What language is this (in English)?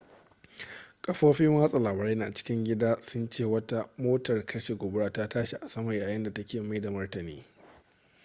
Hausa